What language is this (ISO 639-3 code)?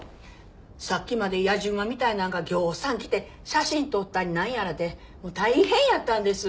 jpn